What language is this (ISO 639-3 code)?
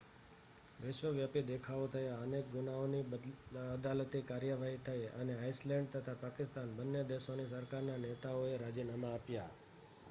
guj